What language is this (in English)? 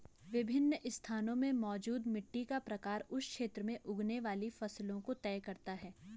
Hindi